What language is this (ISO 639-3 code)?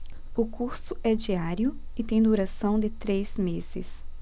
por